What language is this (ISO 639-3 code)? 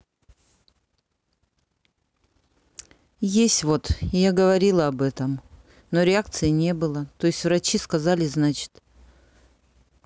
rus